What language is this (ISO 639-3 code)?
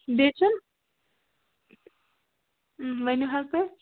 kas